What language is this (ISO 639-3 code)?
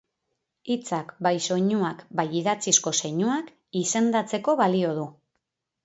eus